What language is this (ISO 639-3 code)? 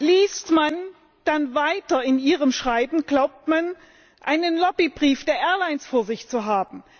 deu